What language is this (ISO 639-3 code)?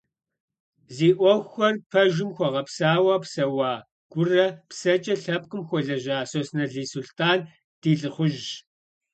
kbd